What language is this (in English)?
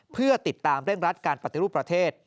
Thai